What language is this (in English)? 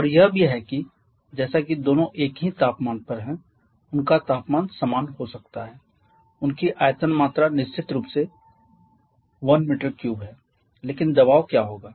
Hindi